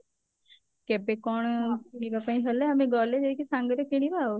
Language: Odia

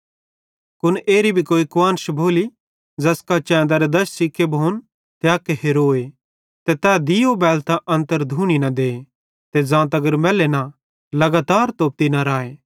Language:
Bhadrawahi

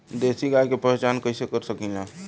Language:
Bhojpuri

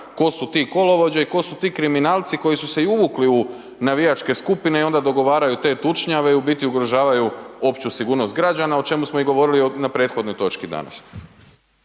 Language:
Croatian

